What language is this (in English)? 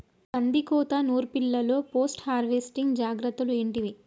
Telugu